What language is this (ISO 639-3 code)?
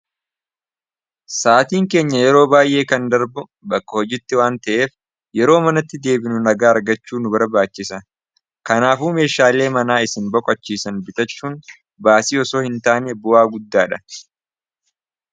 orm